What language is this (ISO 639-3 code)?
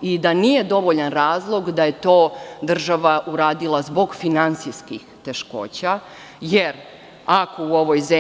srp